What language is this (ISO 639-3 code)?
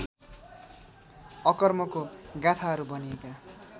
nep